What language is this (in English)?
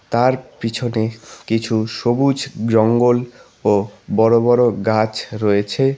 Bangla